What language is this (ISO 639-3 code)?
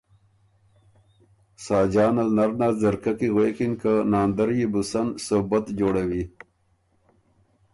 oru